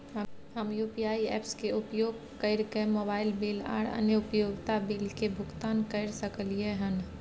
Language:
Maithili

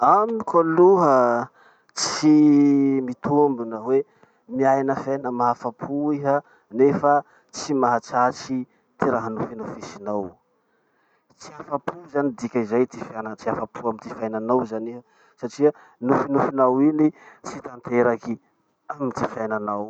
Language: Masikoro Malagasy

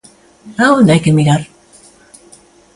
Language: Galician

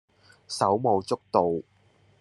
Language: Cantonese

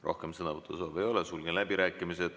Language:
Estonian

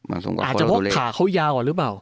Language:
Thai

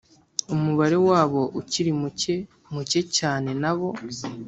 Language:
Kinyarwanda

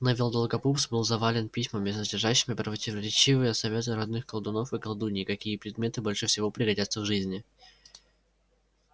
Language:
Russian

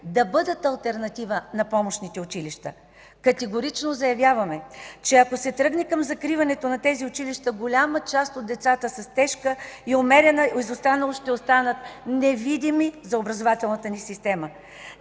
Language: Bulgarian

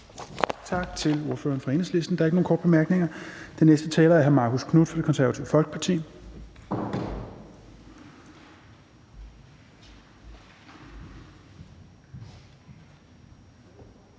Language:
Danish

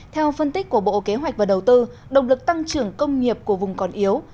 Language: Vietnamese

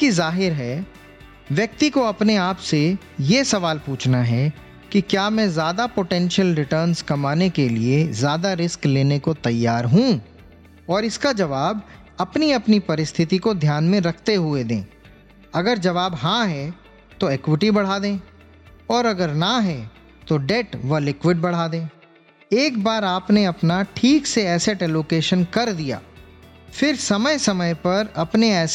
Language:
Hindi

